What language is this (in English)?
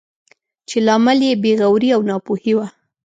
Pashto